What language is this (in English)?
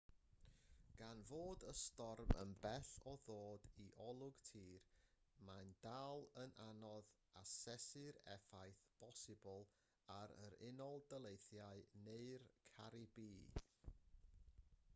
Welsh